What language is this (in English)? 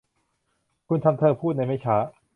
Thai